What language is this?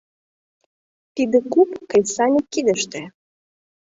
Mari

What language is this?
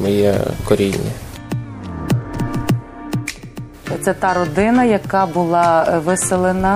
Ukrainian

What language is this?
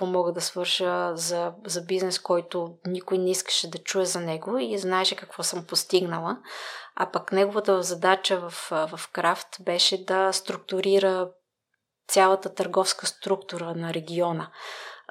Bulgarian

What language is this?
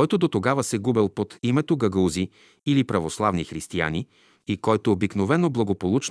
Bulgarian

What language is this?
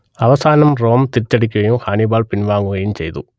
Malayalam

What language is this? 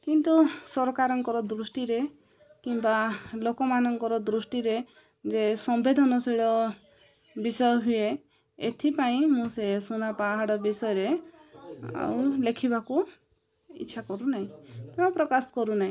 Odia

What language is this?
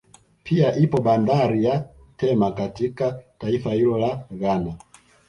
Swahili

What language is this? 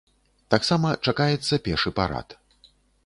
Belarusian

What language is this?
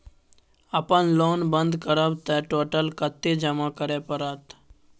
Maithili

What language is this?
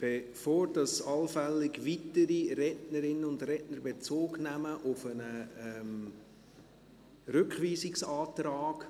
Swiss German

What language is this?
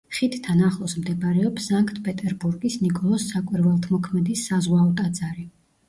Georgian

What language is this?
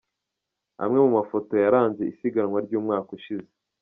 Kinyarwanda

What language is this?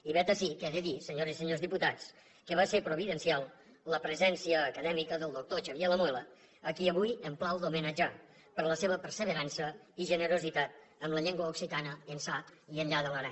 Catalan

